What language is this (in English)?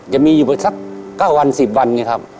Thai